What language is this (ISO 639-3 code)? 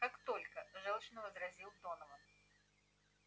rus